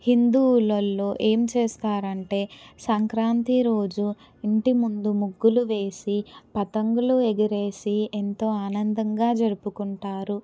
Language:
Telugu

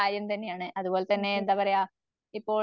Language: Malayalam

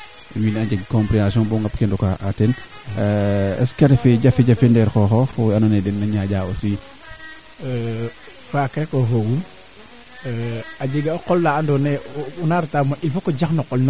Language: Serer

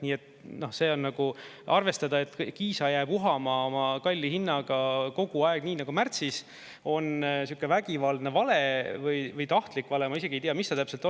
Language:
Estonian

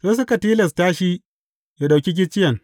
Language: Hausa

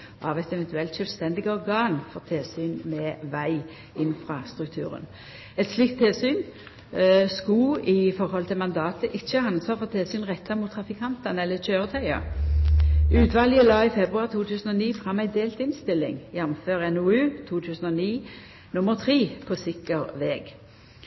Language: Norwegian Nynorsk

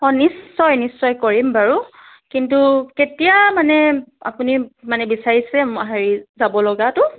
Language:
Assamese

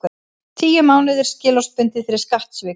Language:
Icelandic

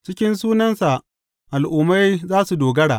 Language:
Hausa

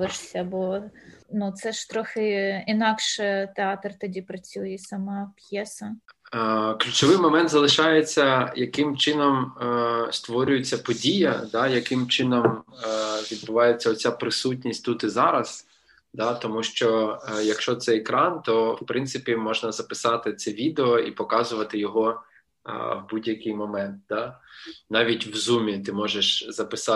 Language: Ukrainian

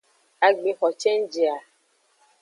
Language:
Aja (Benin)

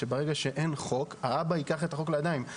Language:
Hebrew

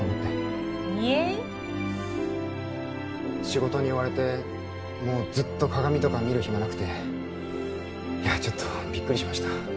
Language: Japanese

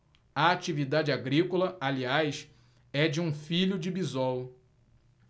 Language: Portuguese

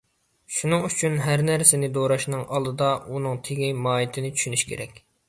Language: Uyghur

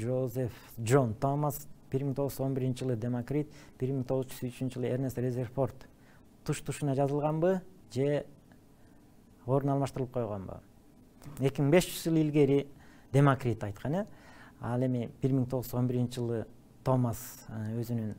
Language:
Turkish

